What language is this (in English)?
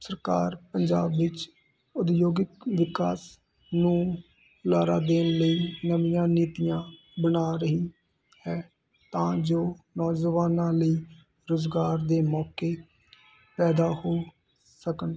Punjabi